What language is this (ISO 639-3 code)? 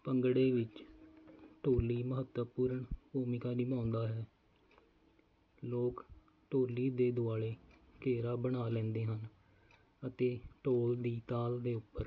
pan